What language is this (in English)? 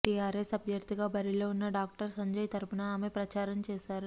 Telugu